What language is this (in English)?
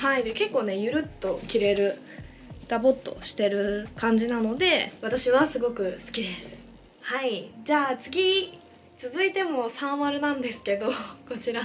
Japanese